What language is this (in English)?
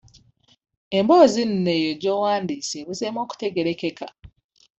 Ganda